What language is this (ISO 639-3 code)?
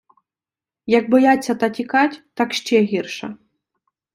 ukr